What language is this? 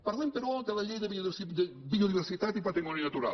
Catalan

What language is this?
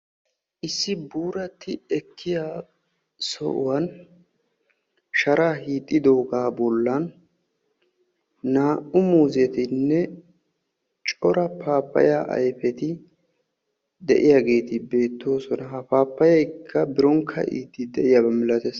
Wolaytta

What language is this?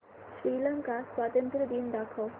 Marathi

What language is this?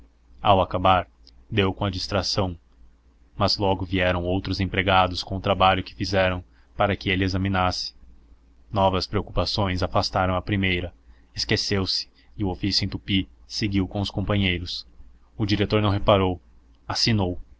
Portuguese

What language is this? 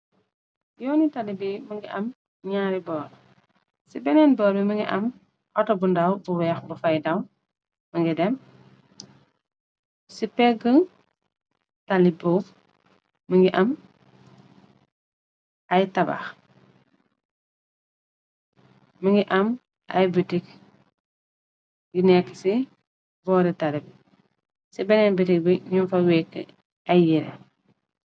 Wolof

